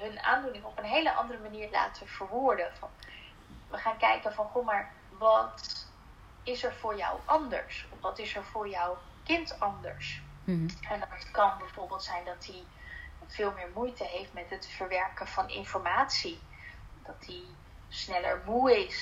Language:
Dutch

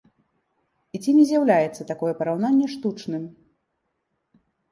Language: Belarusian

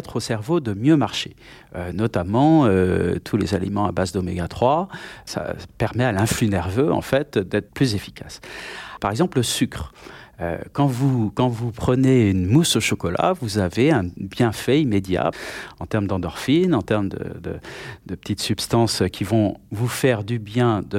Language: French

